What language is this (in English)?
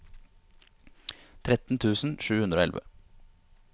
Norwegian